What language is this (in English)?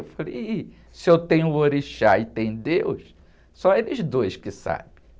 Portuguese